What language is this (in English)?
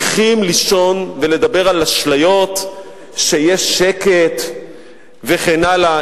Hebrew